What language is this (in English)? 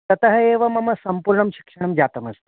Sanskrit